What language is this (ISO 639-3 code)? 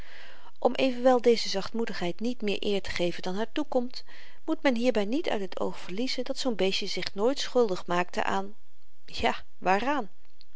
nld